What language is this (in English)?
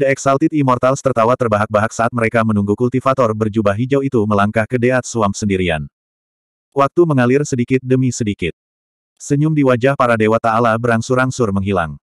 Indonesian